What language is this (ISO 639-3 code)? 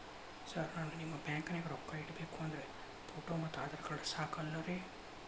kan